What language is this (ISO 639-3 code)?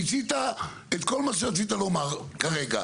heb